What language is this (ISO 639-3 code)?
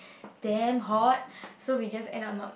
eng